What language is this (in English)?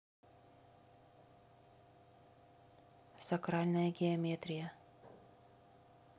Russian